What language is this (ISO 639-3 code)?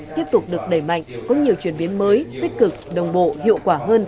vie